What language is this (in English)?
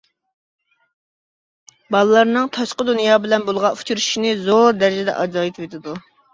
Uyghur